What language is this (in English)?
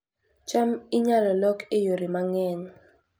Luo (Kenya and Tanzania)